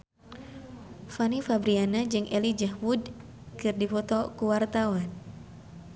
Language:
Sundanese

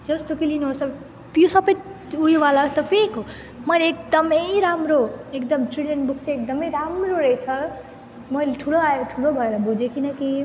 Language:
Nepali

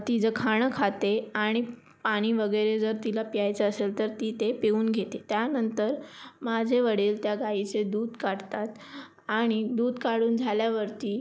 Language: Marathi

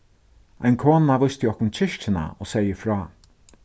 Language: Faroese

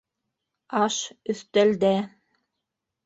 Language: Bashkir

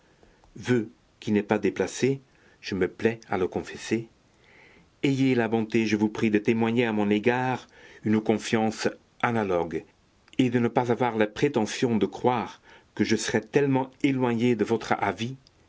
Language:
French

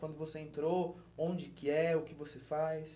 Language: Portuguese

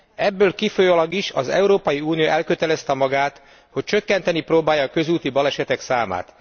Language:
Hungarian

